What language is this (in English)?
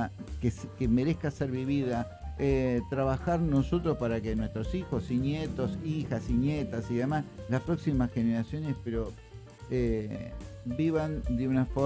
Spanish